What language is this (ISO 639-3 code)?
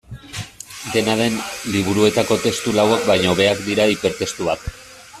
eus